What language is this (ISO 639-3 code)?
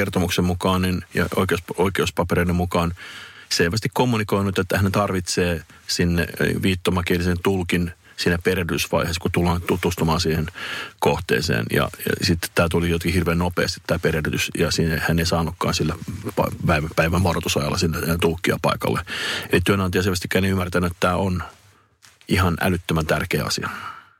fin